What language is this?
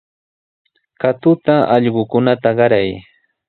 Sihuas Ancash Quechua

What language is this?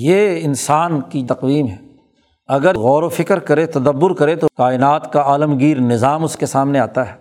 Urdu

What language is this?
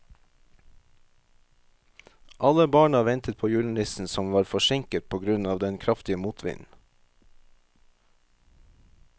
Norwegian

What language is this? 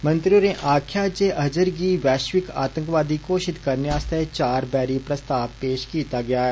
Dogri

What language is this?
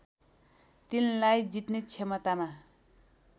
Nepali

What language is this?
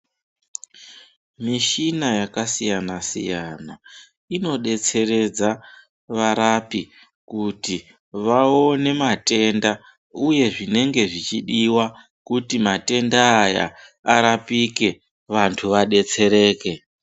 Ndau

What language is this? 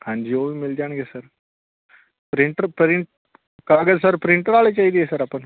Punjabi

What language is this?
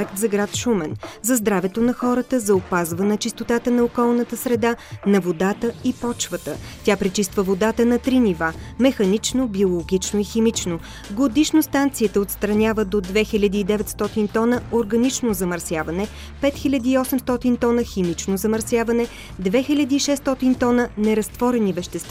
Bulgarian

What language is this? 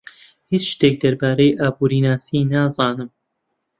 Central Kurdish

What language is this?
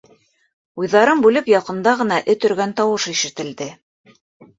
Bashkir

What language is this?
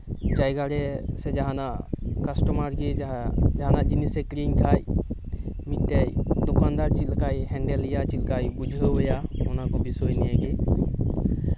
Santali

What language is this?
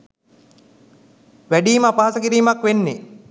Sinhala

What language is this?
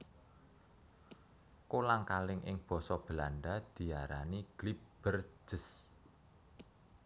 Javanese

